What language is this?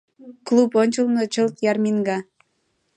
Mari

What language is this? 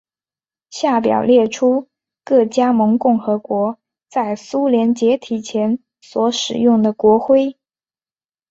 Chinese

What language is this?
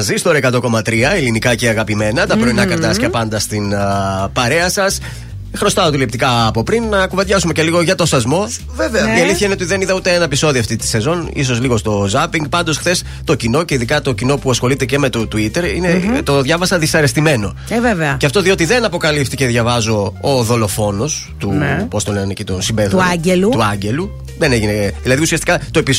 Greek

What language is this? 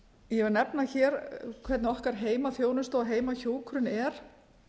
Icelandic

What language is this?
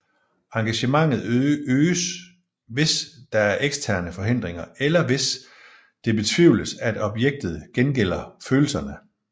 Danish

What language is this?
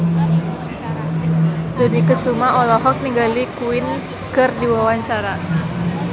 Sundanese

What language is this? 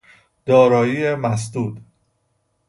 Persian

